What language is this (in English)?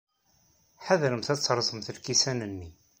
Kabyle